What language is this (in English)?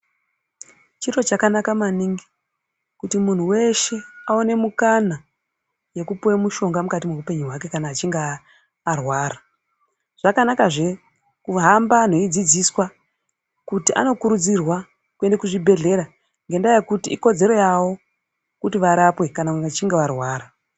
Ndau